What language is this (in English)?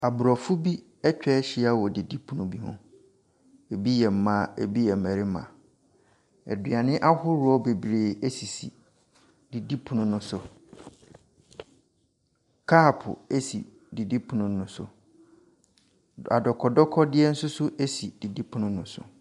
Akan